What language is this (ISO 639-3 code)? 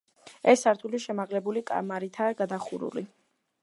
kat